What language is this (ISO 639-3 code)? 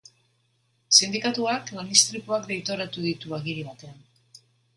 eus